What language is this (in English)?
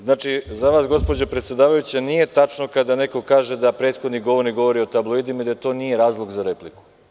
Serbian